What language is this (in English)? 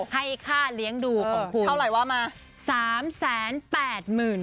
Thai